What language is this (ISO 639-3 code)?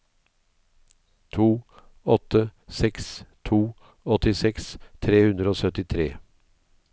nor